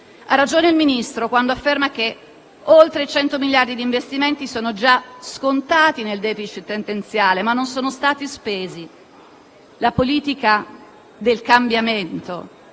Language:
Italian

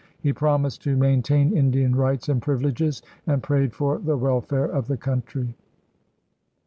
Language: English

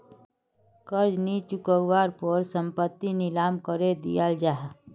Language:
Magahi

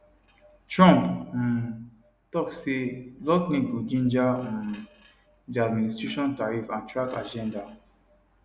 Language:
Nigerian Pidgin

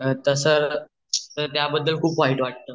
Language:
Marathi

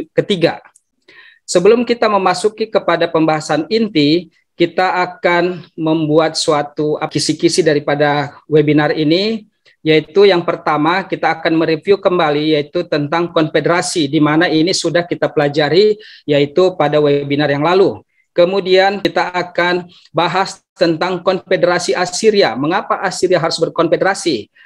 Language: Indonesian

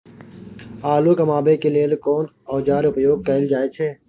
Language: Maithili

